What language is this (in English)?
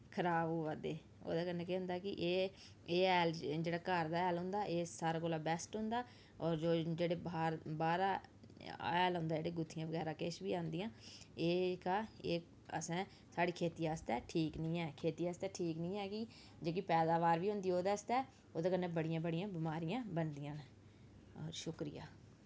Dogri